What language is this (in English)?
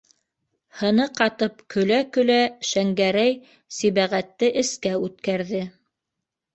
Bashkir